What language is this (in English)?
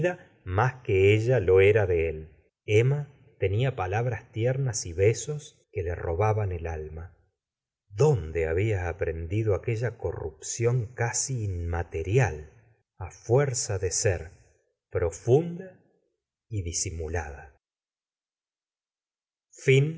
Spanish